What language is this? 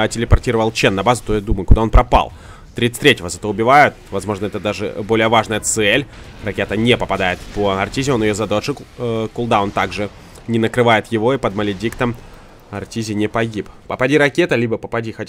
Russian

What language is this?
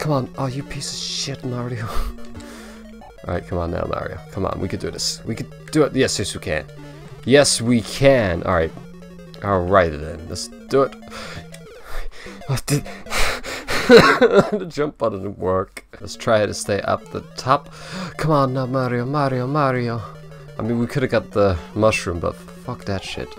English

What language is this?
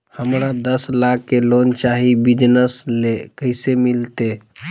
Magahi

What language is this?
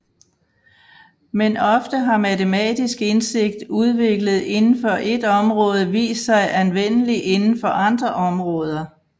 Danish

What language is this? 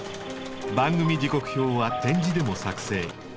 Japanese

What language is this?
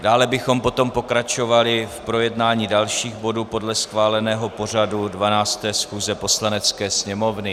Czech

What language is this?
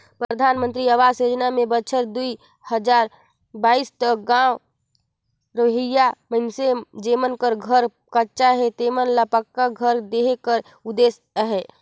Chhattisgarhi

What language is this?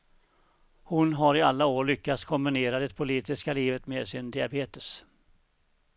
Swedish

